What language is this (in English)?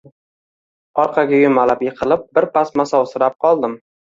Uzbek